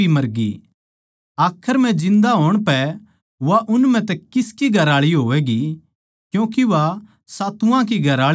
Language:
Haryanvi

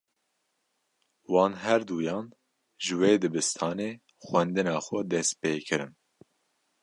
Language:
Kurdish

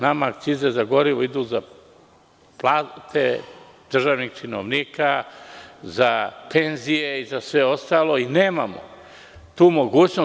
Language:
Serbian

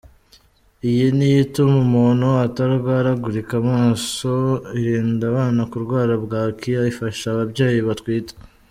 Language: Kinyarwanda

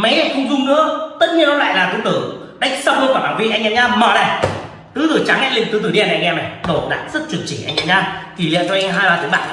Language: Vietnamese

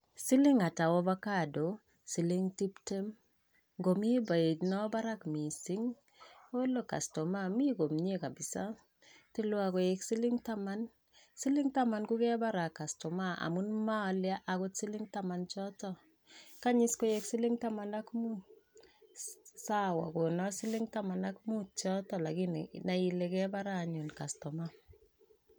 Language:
Kalenjin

